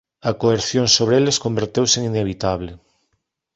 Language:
Galician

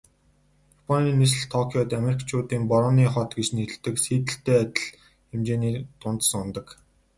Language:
Mongolian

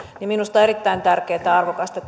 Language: Finnish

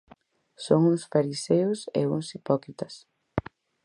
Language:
Galician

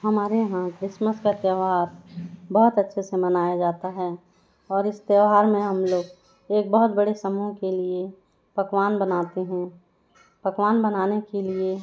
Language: Hindi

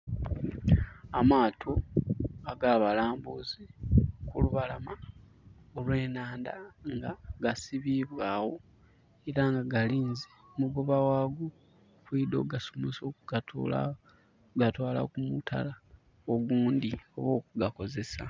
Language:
Soga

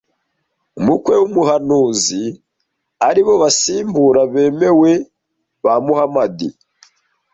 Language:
Kinyarwanda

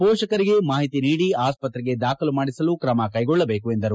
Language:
Kannada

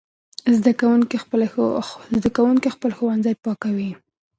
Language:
Pashto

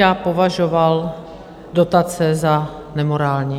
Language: Czech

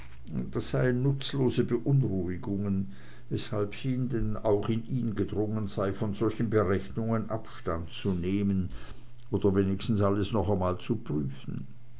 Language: German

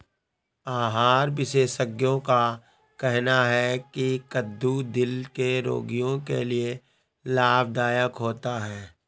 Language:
Hindi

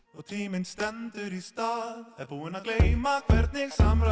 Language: Icelandic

